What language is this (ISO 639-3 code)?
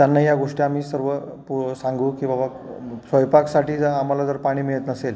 mar